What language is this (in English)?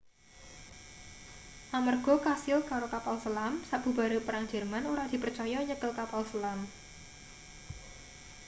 Javanese